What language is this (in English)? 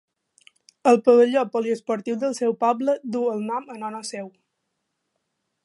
Catalan